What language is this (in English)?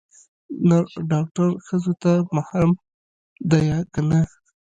Pashto